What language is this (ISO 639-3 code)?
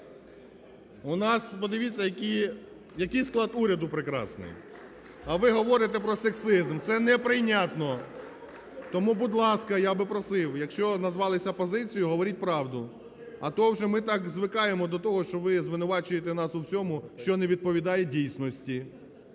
ukr